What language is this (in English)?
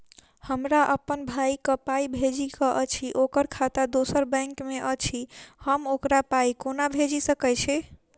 Maithili